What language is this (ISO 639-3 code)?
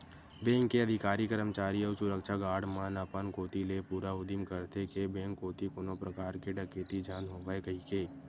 hne